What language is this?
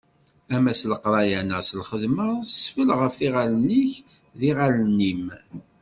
Kabyle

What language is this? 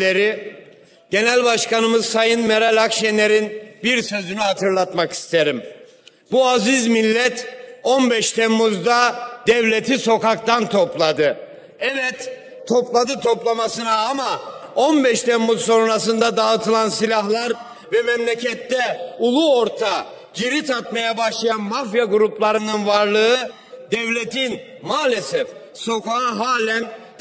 Turkish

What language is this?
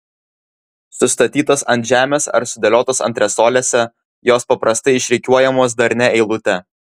Lithuanian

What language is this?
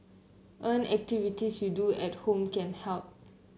English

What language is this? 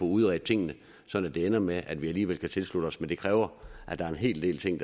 Danish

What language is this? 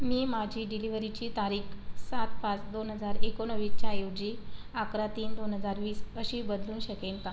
Marathi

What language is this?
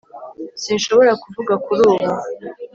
Kinyarwanda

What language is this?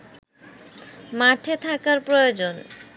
Bangla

